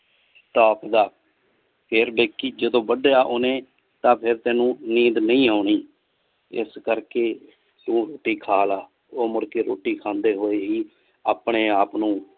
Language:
Punjabi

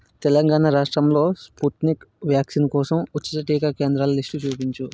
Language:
Telugu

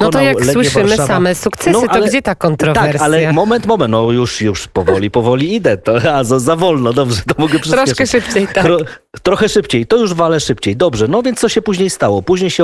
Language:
Polish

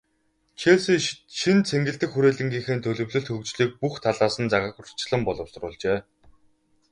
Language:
Mongolian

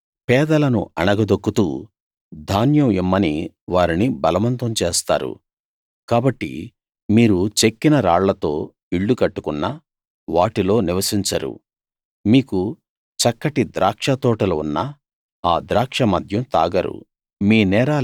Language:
Telugu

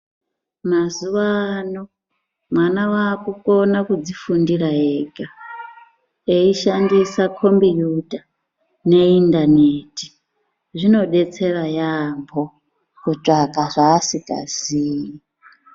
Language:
Ndau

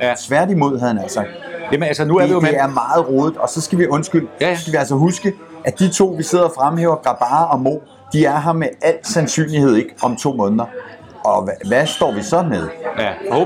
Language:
Danish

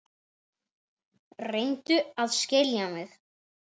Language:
Icelandic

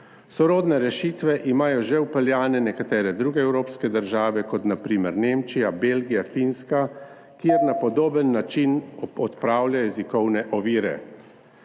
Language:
Slovenian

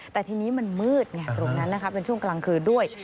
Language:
Thai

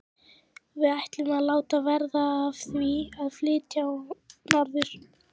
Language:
Icelandic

